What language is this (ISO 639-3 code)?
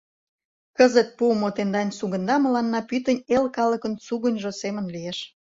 chm